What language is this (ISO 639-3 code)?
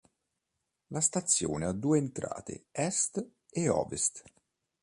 ita